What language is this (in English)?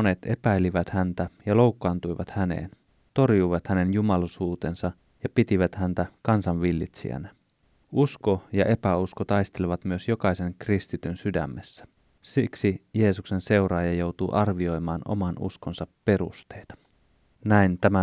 Finnish